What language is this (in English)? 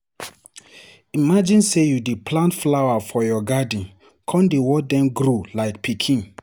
Nigerian Pidgin